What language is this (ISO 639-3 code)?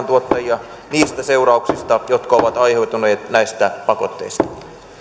fin